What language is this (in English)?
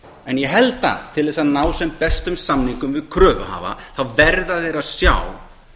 Icelandic